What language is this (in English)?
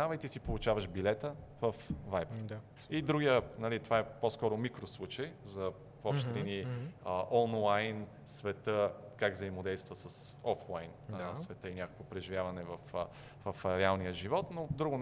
Bulgarian